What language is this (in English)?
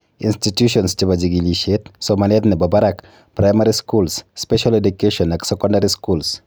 Kalenjin